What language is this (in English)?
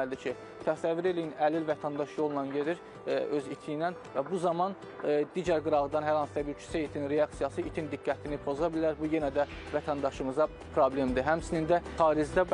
Turkish